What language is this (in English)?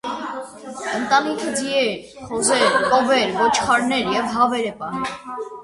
Armenian